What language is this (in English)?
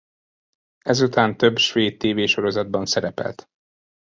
Hungarian